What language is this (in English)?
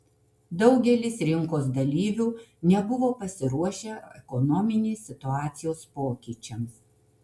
Lithuanian